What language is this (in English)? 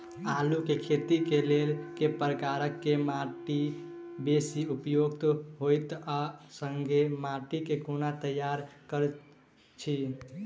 Maithili